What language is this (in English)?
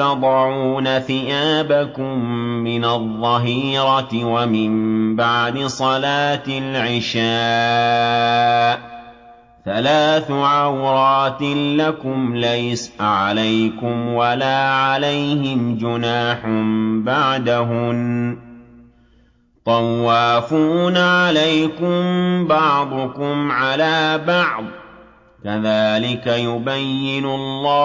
Arabic